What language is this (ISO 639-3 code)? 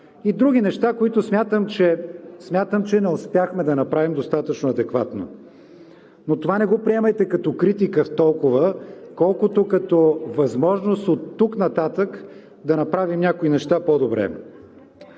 bul